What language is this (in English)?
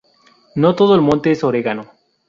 Spanish